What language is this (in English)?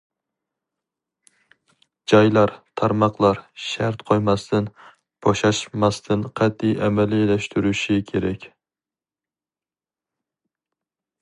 Uyghur